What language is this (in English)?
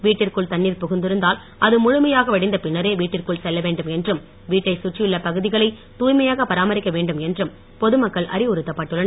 Tamil